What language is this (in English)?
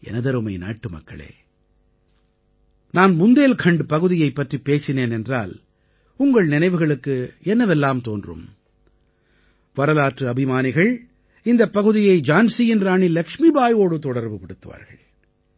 Tamil